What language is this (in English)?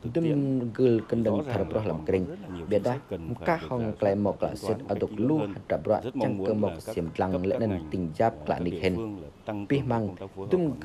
Vietnamese